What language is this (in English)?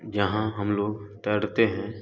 Hindi